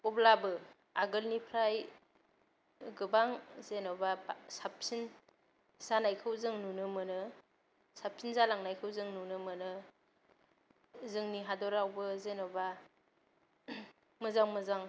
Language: Bodo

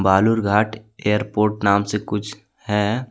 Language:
Hindi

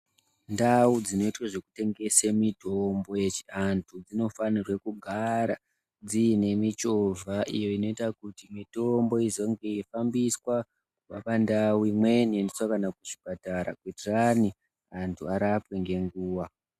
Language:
Ndau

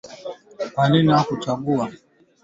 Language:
Swahili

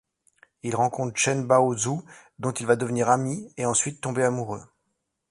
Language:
French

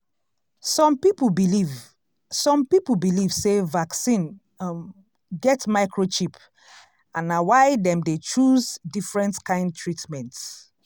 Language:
Nigerian Pidgin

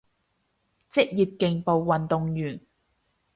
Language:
Cantonese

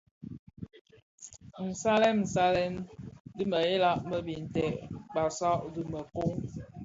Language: Bafia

